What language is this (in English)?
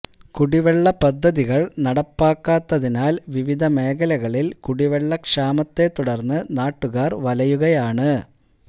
Malayalam